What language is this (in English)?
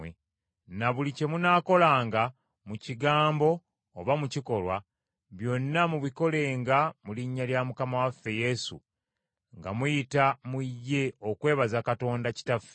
Ganda